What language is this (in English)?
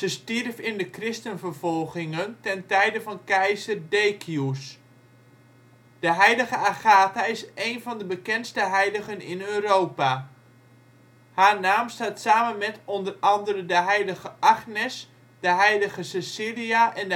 Dutch